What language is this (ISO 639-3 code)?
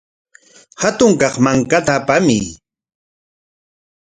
qwa